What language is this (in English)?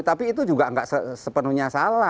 Indonesian